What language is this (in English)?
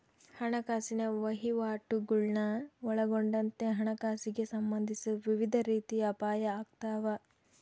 Kannada